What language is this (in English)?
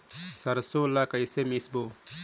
Chhattisgarhi